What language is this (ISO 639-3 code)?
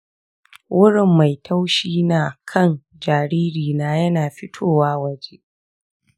hau